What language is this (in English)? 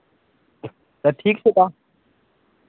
Maithili